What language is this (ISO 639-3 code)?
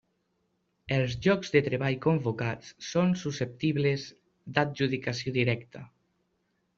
cat